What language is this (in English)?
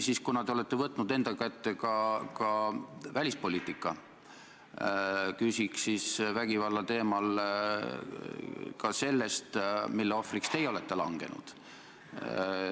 Estonian